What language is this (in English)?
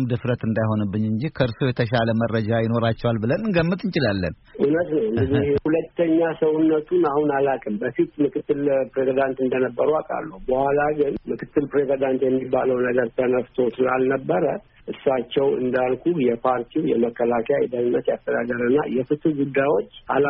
Amharic